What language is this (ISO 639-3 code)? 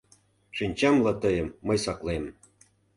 chm